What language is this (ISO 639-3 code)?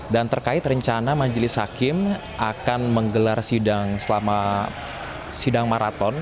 ind